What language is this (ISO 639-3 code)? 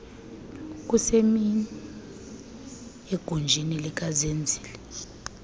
xho